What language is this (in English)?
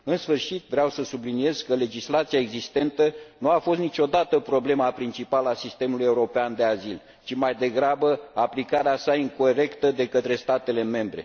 Romanian